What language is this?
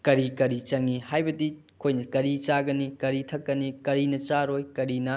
Manipuri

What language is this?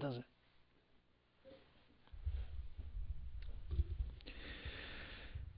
Hebrew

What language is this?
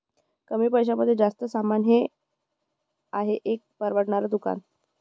Marathi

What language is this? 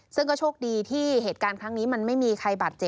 Thai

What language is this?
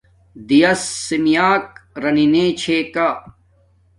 Domaaki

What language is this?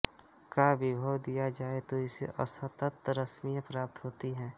Hindi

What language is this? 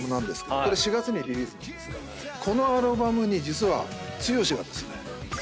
Japanese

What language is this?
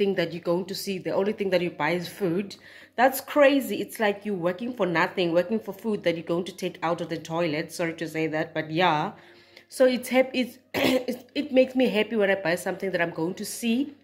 English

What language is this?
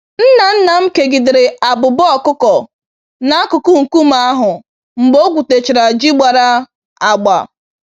Igbo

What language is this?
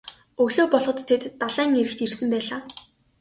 Mongolian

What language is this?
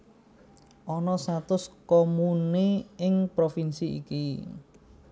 Javanese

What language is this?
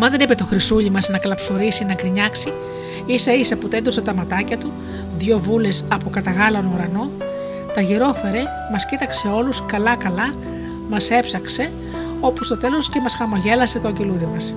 Greek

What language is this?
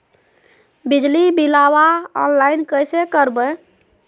Magahi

